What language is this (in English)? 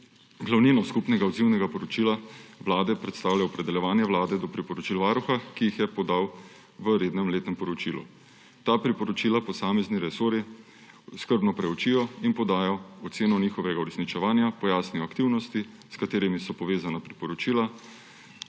Slovenian